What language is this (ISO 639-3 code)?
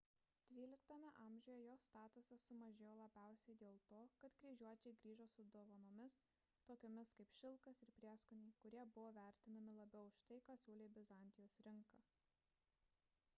lit